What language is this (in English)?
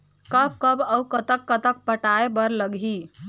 Chhattisgarhi